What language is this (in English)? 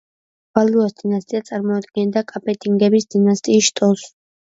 Georgian